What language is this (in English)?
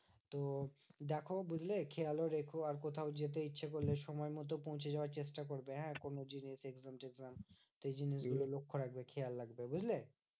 Bangla